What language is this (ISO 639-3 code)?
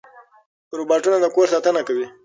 pus